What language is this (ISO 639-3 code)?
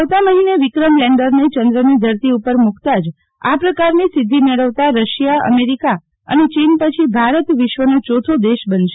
guj